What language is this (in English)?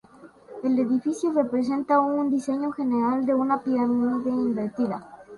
Spanish